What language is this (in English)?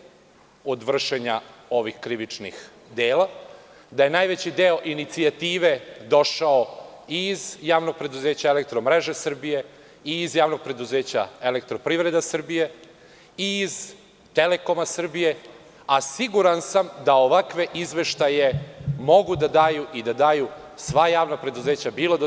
Serbian